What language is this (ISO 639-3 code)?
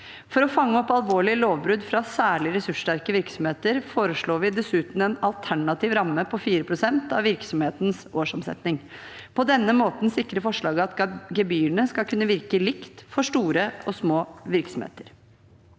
nor